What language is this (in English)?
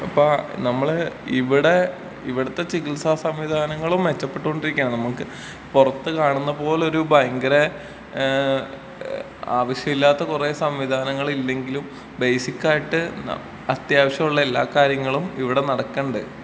Malayalam